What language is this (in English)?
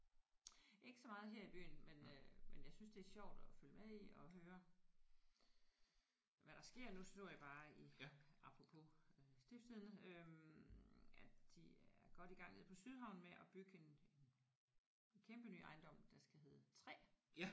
Danish